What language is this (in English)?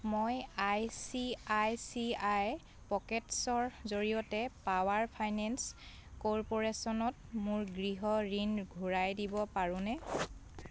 Assamese